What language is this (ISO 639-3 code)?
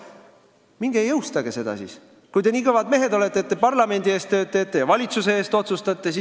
est